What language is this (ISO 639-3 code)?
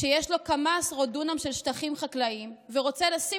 heb